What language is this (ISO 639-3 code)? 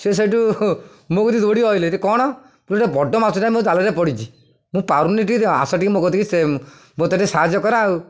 ori